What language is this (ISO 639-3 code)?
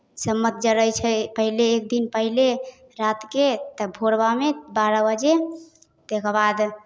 mai